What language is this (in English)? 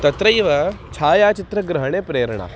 Sanskrit